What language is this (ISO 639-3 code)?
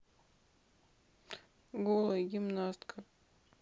rus